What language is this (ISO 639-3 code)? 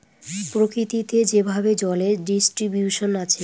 ben